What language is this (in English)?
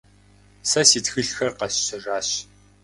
Kabardian